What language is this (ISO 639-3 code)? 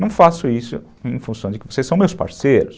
por